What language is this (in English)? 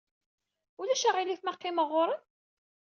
Kabyle